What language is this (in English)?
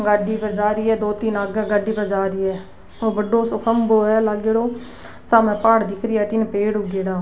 Rajasthani